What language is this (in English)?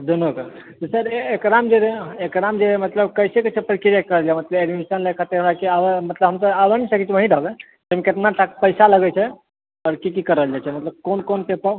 Maithili